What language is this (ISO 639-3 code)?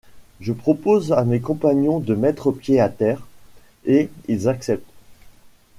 fra